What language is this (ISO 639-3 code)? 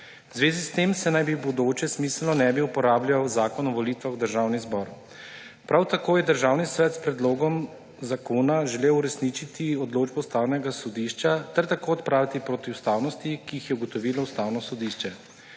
slv